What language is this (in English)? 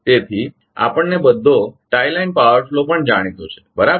Gujarati